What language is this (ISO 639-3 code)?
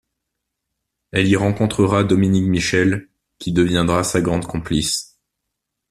fra